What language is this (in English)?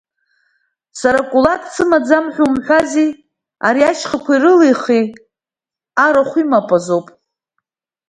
Abkhazian